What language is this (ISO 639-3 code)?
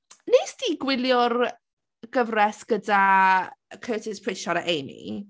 cym